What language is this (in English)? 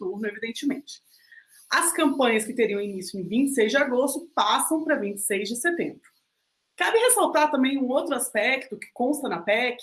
Portuguese